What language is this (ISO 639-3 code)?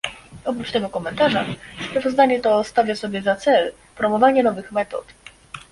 pol